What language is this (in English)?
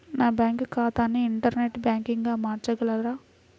Telugu